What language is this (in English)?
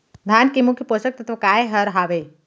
Chhattisgarhi